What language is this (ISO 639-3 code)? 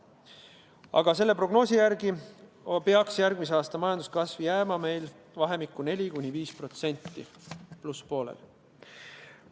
est